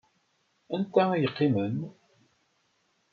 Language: Kabyle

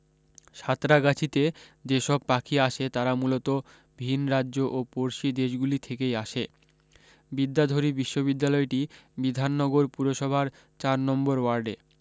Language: Bangla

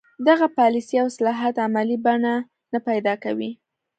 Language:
Pashto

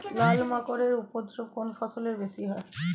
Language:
Bangla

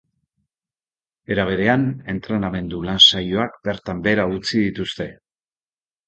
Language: Basque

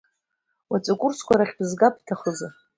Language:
Abkhazian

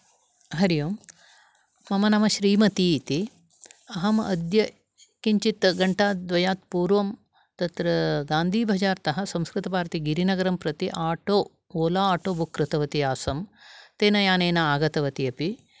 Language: Sanskrit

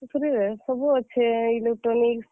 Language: Odia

